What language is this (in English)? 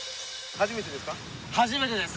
Japanese